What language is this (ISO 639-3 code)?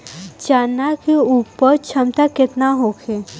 bho